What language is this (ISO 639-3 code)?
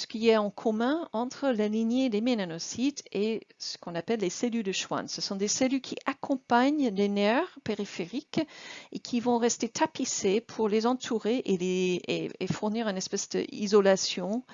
fra